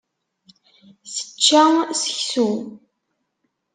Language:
Kabyle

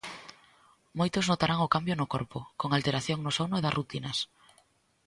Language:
Galician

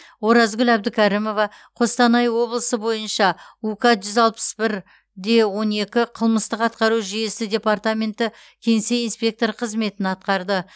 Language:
Kazakh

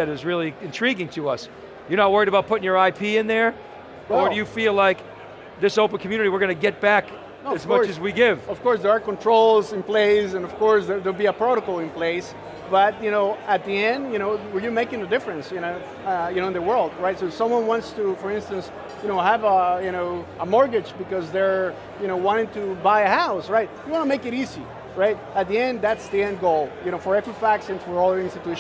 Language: English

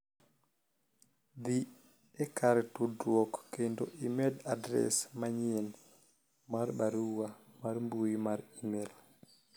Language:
Luo (Kenya and Tanzania)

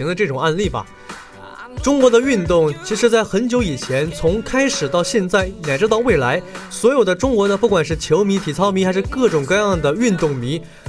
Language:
Chinese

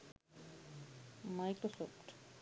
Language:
Sinhala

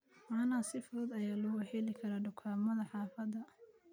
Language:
Somali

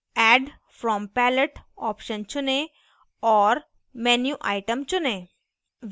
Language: Hindi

